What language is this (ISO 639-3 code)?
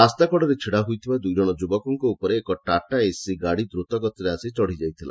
ori